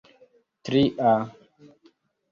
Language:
Esperanto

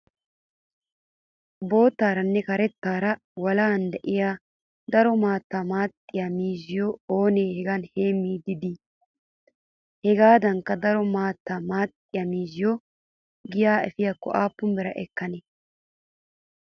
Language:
Wolaytta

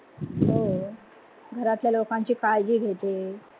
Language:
Marathi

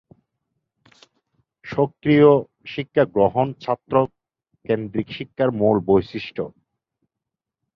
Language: Bangla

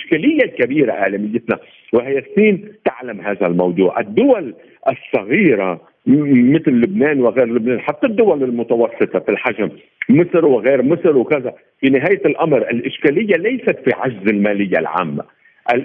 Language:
Arabic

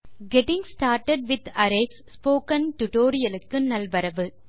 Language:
Tamil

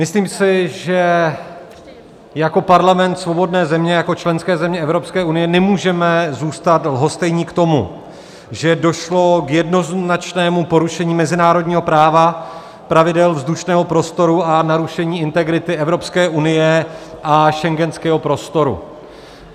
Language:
Czech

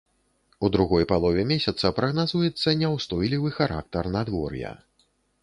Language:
Belarusian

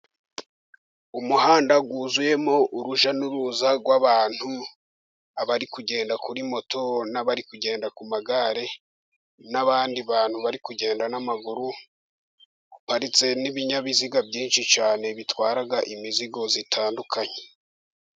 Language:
Kinyarwanda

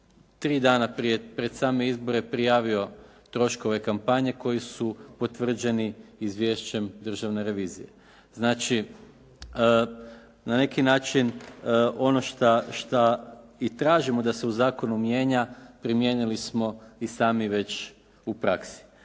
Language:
Croatian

